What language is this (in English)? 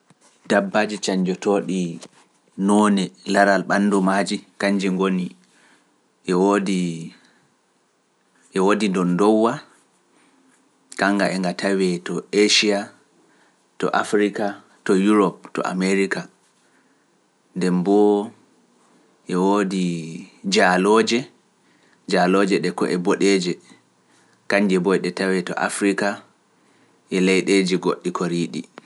Pular